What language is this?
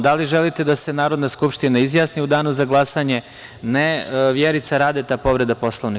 Serbian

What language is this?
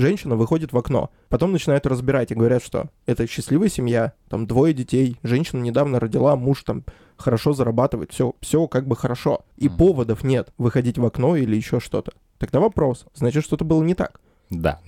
Russian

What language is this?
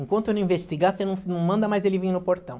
Portuguese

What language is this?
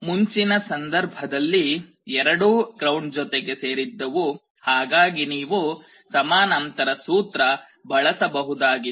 Kannada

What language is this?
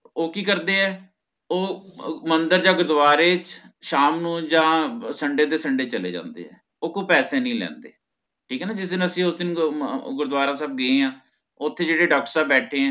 Punjabi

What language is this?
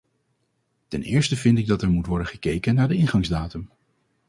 Dutch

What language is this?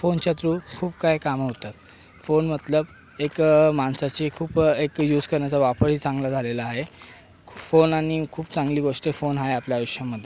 Marathi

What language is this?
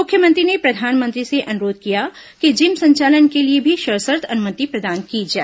Hindi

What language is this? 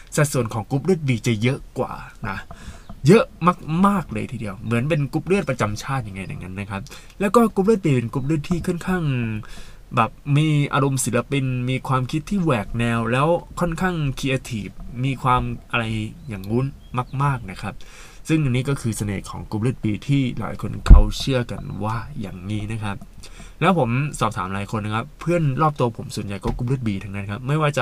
Thai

